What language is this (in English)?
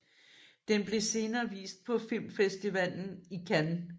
Danish